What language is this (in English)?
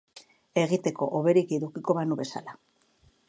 Basque